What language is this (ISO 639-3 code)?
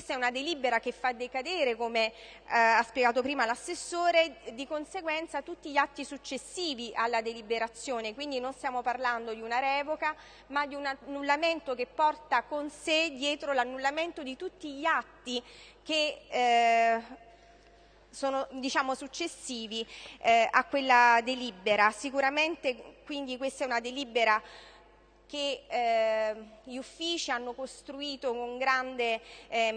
ita